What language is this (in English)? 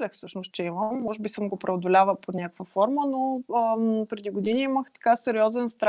Bulgarian